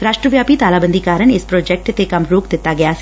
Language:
Punjabi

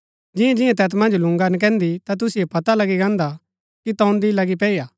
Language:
Gaddi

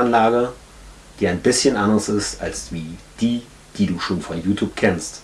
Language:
German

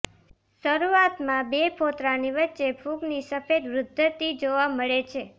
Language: Gujarati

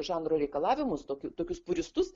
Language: Lithuanian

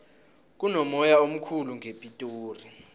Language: South Ndebele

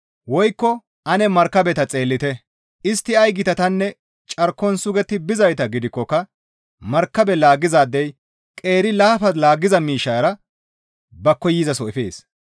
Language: Gamo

